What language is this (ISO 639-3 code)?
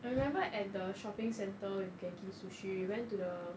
eng